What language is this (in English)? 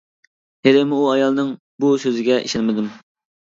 Uyghur